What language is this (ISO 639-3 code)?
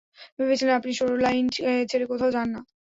ben